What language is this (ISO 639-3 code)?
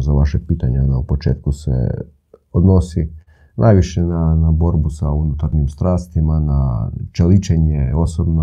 hrv